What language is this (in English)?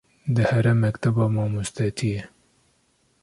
Kurdish